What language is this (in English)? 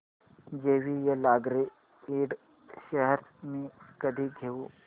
Marathi